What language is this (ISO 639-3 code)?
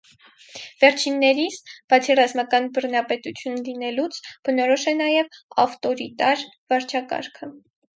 hye